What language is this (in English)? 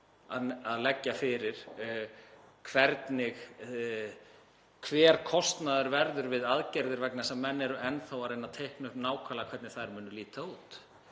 Icelandic